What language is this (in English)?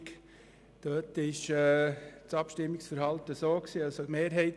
Swiss German